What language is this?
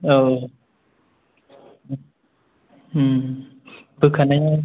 Bodo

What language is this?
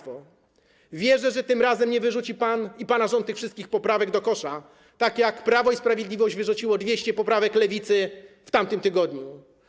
Polish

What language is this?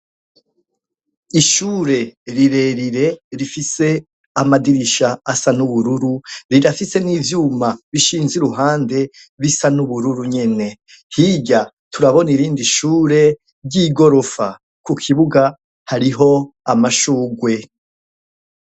Rundi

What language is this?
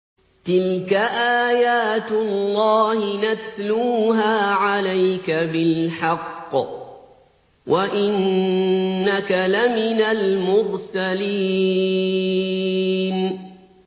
Arabic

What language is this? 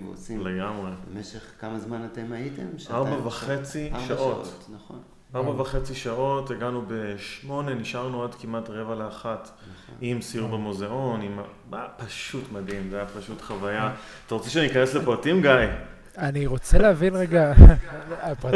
Hebrew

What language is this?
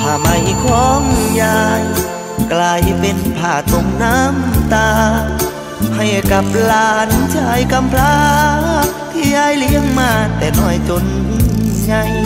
Thai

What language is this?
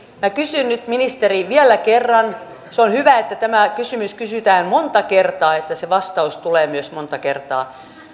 Finnish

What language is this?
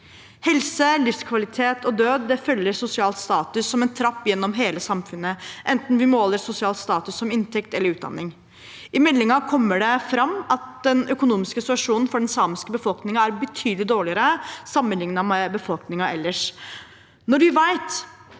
Norwegian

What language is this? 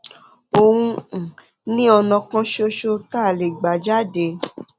Yoruba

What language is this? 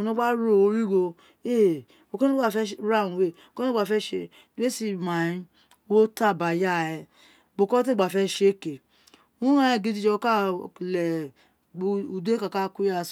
Isekiri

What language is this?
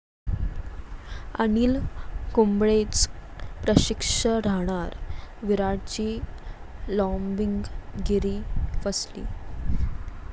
Marathi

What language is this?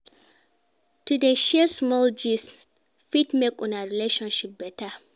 Nigerian Pidgin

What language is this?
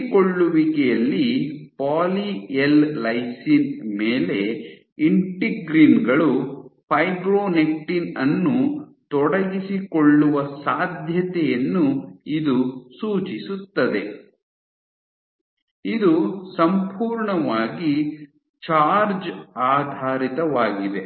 Kannada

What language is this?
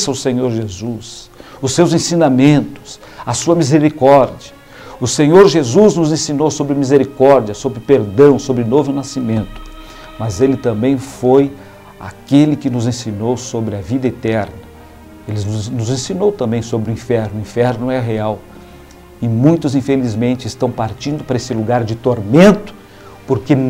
Portuguese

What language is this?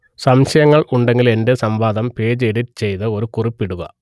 Malayalam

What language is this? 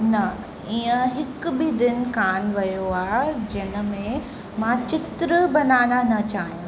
Sindhi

